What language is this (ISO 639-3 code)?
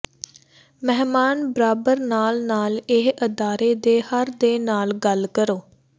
pan